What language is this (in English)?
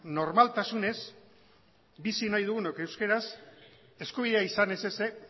Basque